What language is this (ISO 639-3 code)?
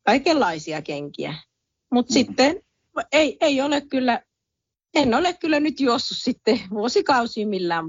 fin